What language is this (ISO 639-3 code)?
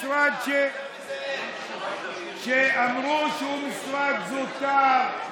heb